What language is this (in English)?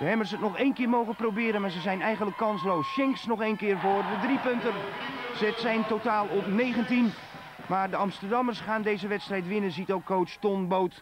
Dutch